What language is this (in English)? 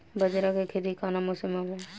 Bhojpuri